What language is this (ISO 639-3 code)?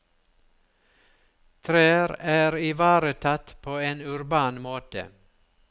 nor